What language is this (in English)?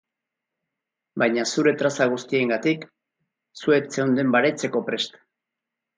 Basque